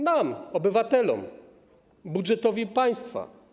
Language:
Polish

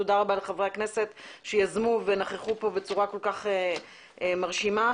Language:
Hebrew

